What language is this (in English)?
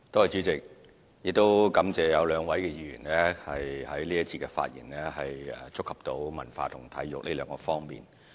Cantonese